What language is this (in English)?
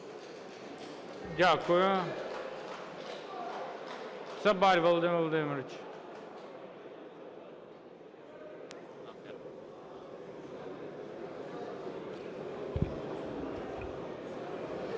Ukrainian